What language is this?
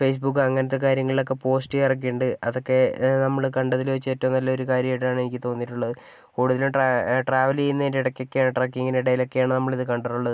Malayalam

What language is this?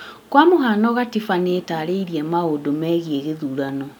Kikuyu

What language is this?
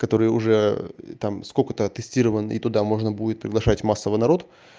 Russian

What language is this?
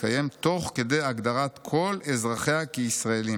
Hebrew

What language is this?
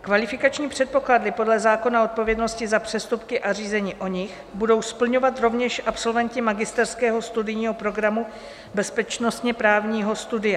Czech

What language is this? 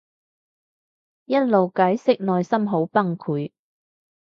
Cantonese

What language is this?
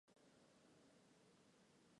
Chinese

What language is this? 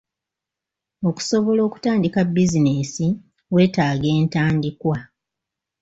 Ganda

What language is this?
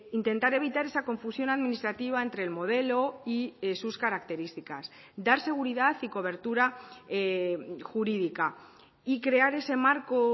Spanish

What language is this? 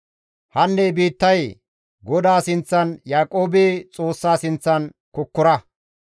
Gamo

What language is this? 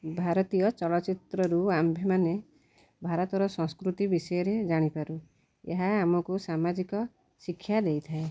Odia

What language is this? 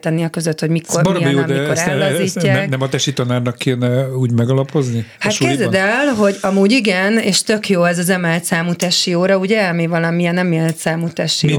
Hungarian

